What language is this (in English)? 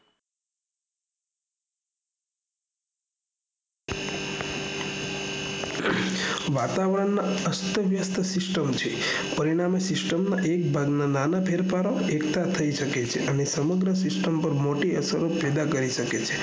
Gujarati